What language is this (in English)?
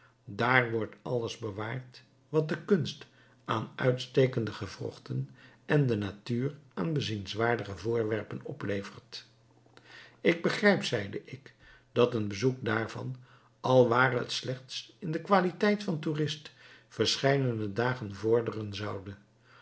Dutch